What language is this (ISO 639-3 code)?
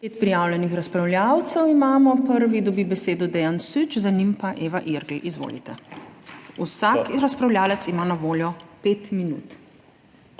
slv